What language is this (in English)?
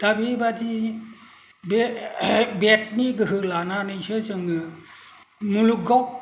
Bodo